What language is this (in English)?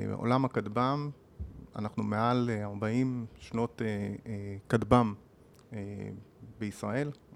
Hebrew